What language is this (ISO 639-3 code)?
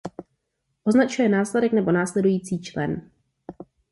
ces